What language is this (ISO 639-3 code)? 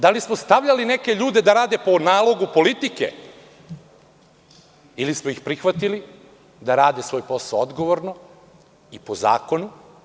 srp